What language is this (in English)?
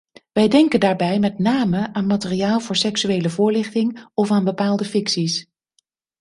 Dutch